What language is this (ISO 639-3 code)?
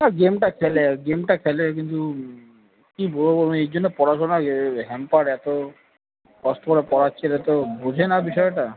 ben